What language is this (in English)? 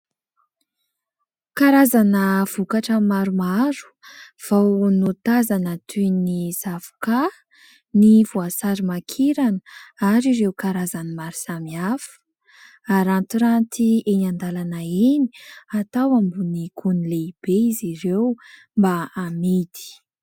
Malagasy